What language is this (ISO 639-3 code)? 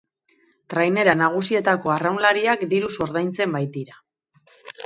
eus